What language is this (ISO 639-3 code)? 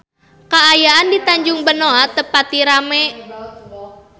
sun